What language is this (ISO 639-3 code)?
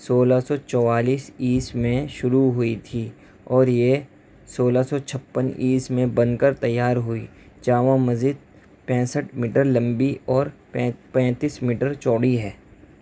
urd